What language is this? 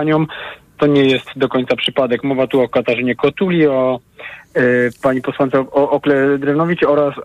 Polish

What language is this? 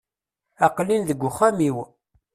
Kabyle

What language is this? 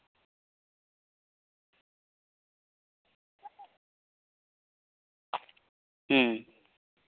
Santali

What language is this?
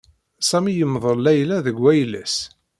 Kabyle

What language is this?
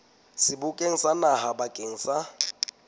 Southern Sotho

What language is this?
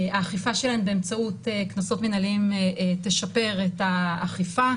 Hebrew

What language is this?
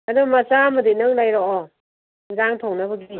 Manipuri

